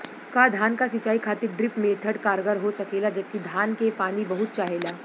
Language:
Bhojpuri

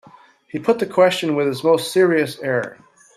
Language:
English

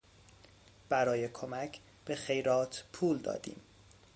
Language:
Persian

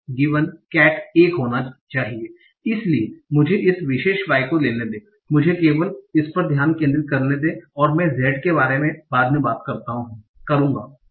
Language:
Hindi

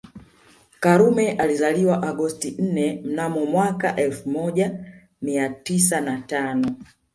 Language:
Swahili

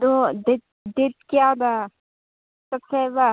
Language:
Manipuri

